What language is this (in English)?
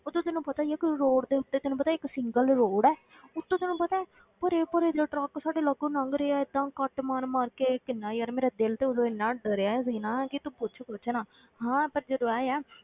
Punjabi